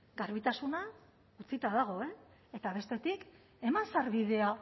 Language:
Basque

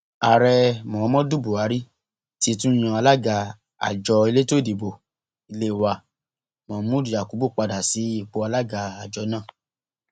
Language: Yoruba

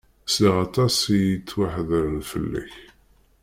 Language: Kabyle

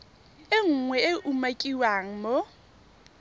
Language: Tswana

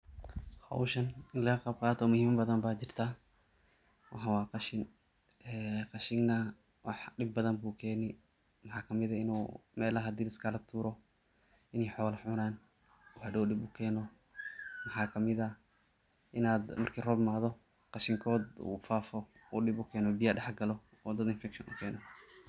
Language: Somali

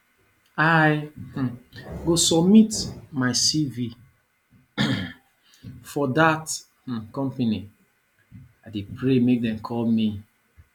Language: Nigerian Pidgin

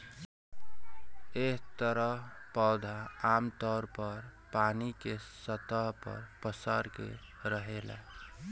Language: Bhojpuri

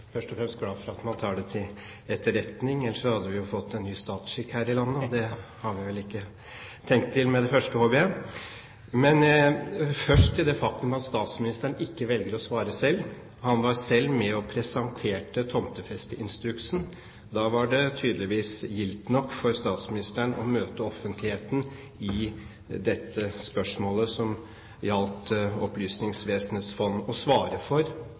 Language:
Norwegian Bokmål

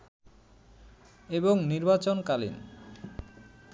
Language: Bangla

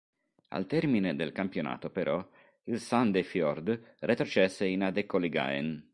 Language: Italian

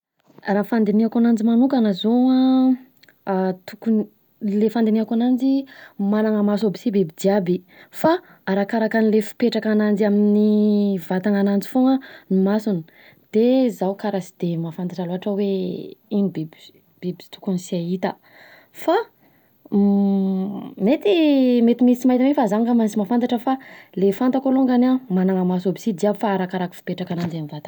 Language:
Southern Betsimisaraka Malagasy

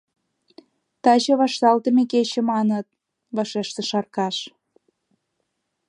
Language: Mari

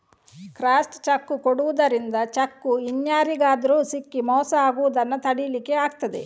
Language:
Kannada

